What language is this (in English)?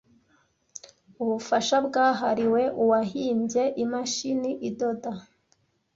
Kinyarwanda